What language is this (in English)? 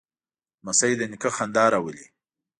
Pashto